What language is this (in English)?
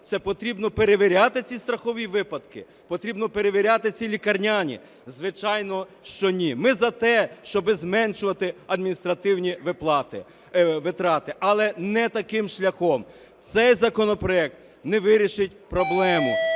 Ukrainian